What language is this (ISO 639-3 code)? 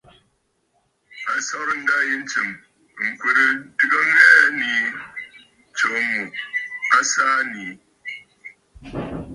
bfd